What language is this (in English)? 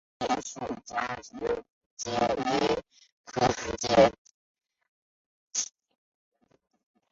Chinese